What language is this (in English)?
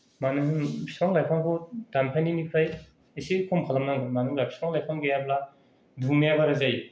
Bodo